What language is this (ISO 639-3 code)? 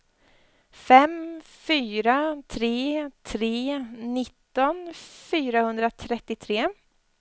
swe